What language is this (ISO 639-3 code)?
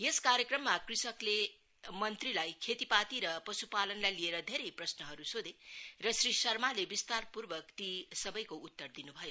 nep